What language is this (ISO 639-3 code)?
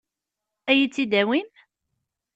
kab